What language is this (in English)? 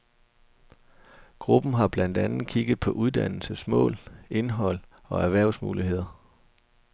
Danish